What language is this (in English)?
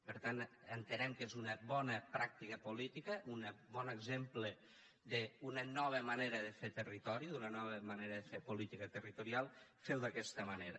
Catalan